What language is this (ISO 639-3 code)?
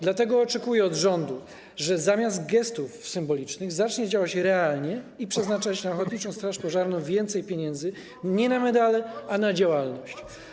pol